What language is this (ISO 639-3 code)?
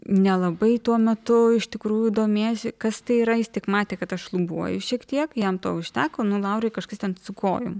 lit